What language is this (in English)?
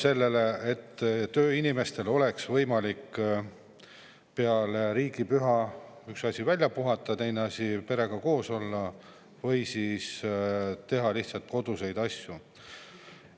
Estonian